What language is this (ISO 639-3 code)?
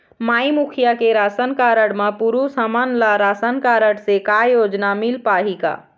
hne